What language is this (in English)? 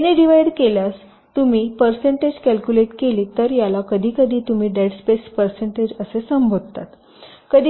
Marathi